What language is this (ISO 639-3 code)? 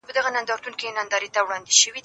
pus